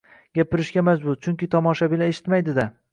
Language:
Uzbek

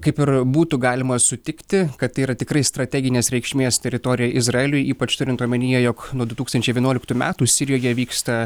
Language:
Lithuanian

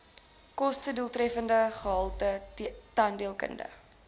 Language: Afrikaans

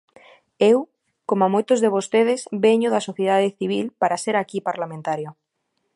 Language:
Galician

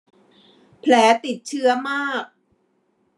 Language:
Thai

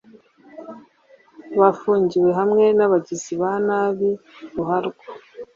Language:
Kinyarwanda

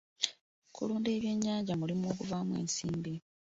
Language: Ganda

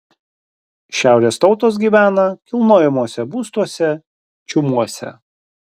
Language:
Lithuanian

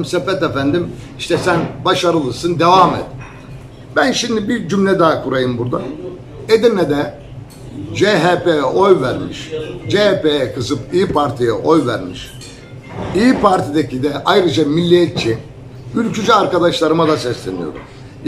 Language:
Turkish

